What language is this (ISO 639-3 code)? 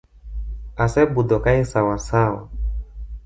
luo